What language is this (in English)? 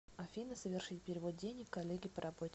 Russian